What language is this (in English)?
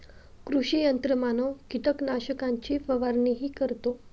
Marathi